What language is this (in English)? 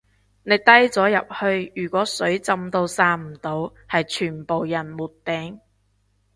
Cantonese